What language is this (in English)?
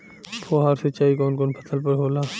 Bhojpuri